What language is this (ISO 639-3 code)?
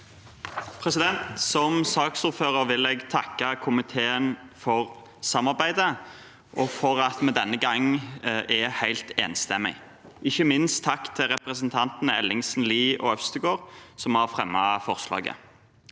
nor